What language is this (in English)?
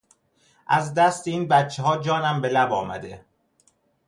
Persian